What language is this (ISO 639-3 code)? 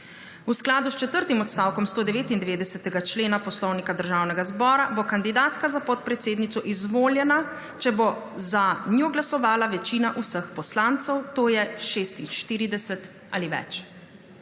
slv